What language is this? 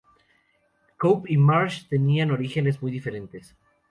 Spanish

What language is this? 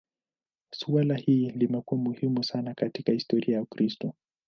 Swahili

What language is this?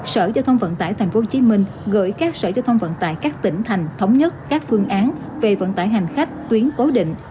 Vietnamese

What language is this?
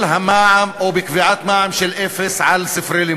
Hebrew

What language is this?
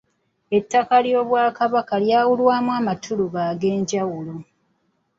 Ganda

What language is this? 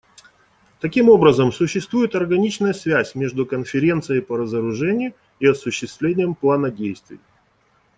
Russian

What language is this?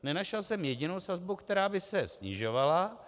Czech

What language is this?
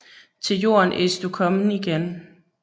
Danish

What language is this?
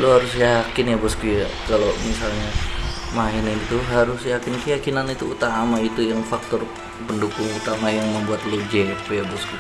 Indonesian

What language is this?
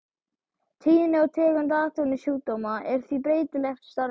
Icelandic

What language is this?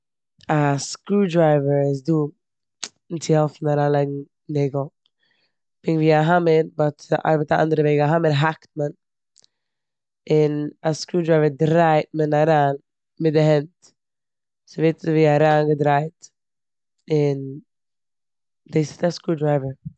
Yiddish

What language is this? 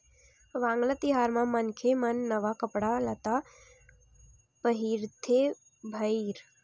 Chhattisgarhi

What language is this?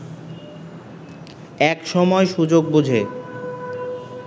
Bangla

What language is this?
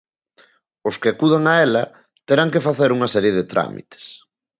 Galician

